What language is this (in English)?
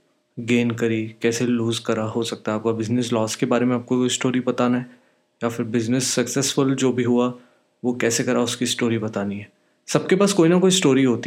Hindi